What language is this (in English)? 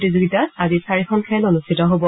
Assamese